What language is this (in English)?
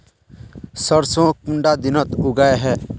Magahi